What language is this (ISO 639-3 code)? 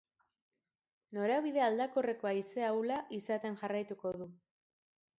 eus